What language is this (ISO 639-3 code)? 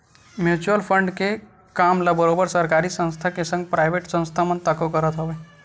hne